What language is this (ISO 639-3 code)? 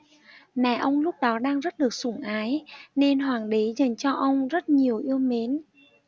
vie